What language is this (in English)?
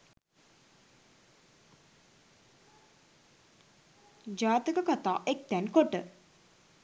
Sinhala